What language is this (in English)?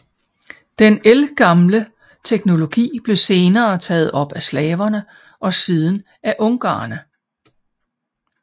Danish